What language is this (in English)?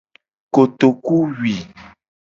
Gen